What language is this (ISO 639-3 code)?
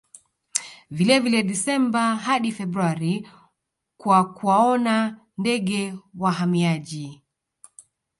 swa